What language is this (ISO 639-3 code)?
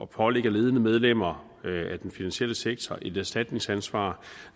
dan